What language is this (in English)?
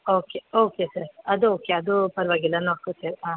Kannada